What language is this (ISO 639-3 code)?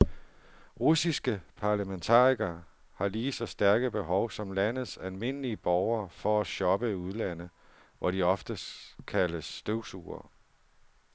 dan